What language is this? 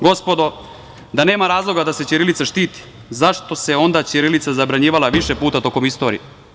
Serbian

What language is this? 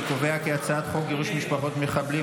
Hebrew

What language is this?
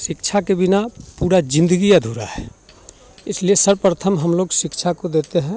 Hindi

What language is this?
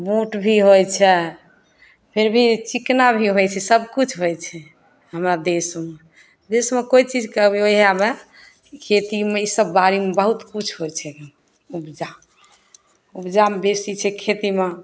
Maithili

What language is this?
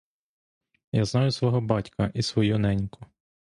Ukrainian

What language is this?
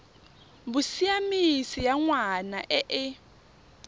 Tswana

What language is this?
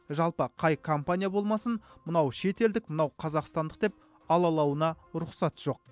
Kazakh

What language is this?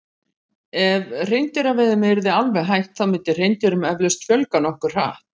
Icelandic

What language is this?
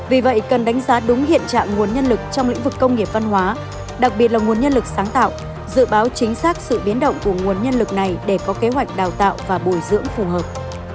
Vietnamese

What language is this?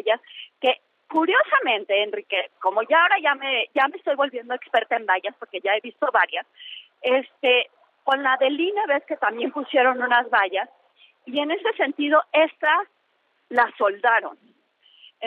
Spanish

